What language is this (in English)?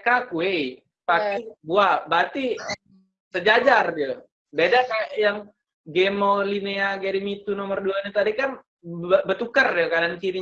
Indonesian